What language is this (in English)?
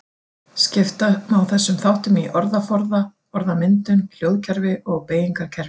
Icelandic